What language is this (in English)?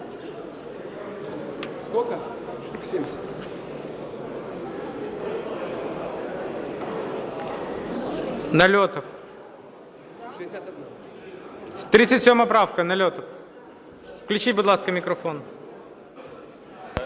Ukrainian